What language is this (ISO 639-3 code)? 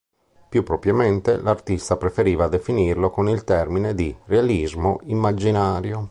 ita